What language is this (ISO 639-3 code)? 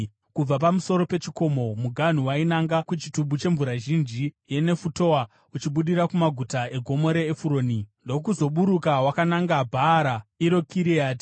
sna